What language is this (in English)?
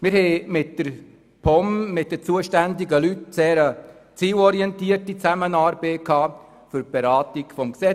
Swiss German